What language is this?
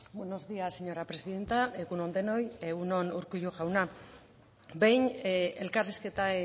Basque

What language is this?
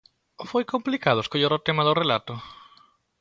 Galician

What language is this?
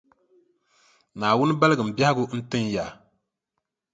Dagbani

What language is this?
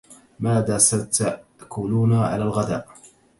Arabic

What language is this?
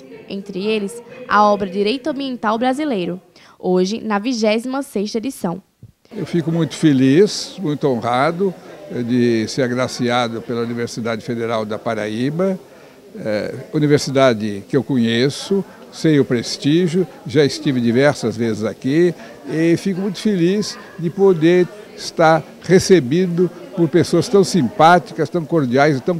Portuguese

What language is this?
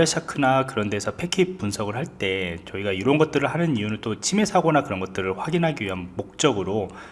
Korean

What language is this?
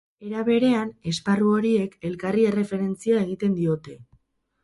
Basque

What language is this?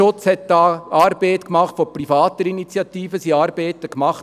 Swiss German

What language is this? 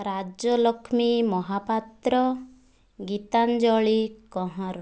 Odia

